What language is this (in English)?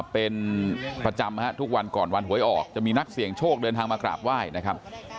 Thai